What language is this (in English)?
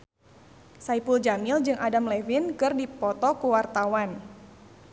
Sundanese